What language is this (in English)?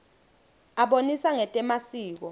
Swati